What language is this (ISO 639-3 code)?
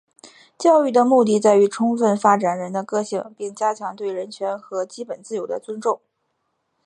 zho